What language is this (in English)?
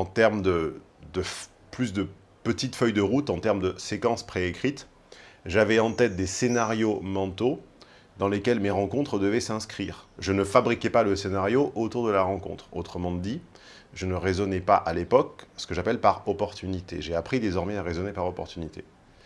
French